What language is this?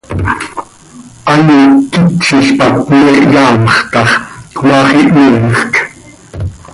Seri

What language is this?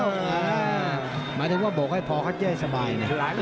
Thai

